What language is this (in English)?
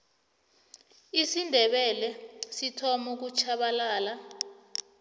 South Ndebele